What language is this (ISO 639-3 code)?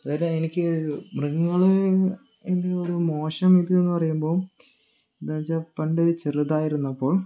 mal